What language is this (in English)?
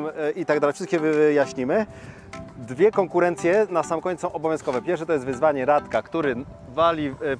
Polish